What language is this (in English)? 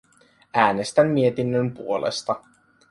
Finnish